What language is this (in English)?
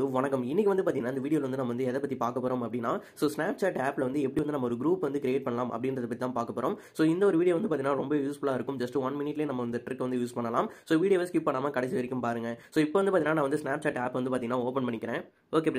Romanian